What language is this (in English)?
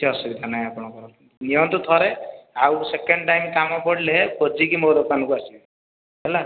Odia